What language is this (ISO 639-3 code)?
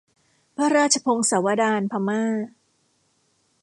tha